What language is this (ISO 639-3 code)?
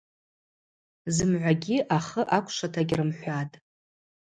abq